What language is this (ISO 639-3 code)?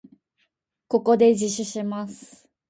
jpn